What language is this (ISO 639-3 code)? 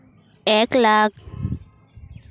sat